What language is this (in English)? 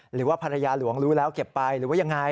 Thai